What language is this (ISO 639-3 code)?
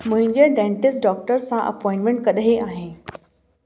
snd